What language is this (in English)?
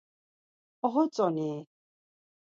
Laz